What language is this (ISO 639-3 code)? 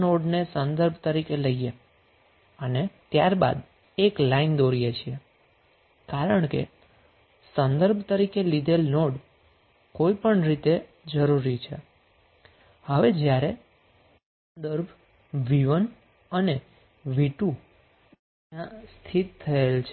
guj